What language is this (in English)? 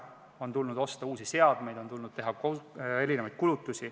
Estonian